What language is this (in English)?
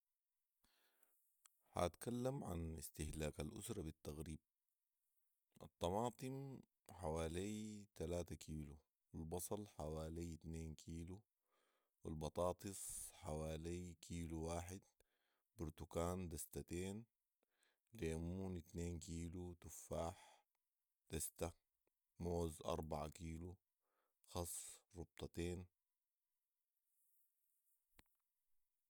Sudanese Arabic